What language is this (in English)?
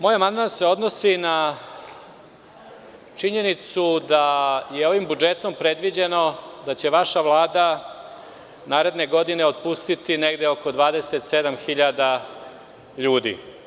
Serbian